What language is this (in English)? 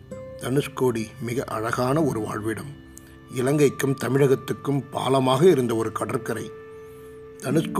Tamil